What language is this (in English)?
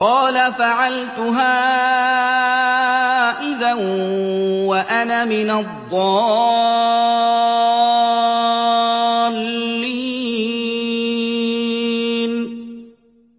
Arabic